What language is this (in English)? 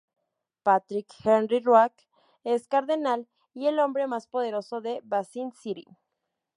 Spanish